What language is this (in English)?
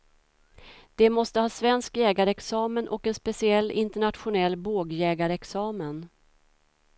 Swedish